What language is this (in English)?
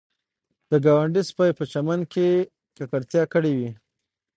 Pashto